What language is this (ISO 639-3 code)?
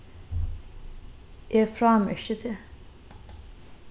fao